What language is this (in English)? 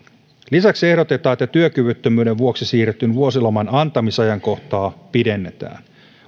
Finnish